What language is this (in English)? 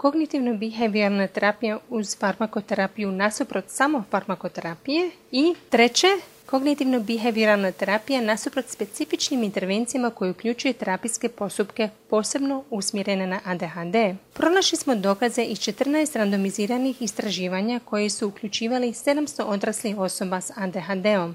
Croatian